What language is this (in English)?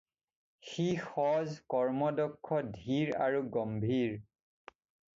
Assamese